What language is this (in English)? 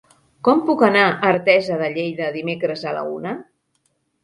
Catalan